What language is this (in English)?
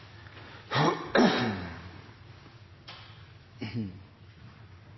Norwegian Nynorsk